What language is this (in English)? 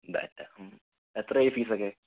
Malayalam